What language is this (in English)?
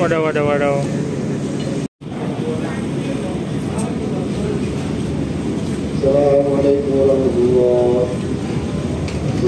Indonesian